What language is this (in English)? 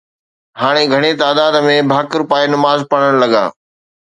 Sindhi